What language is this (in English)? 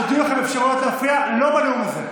Hebrew